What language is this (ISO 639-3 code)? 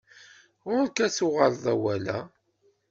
kab